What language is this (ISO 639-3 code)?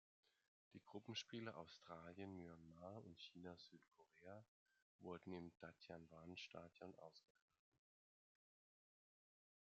deu